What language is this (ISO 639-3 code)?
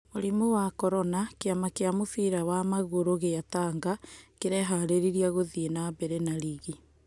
kik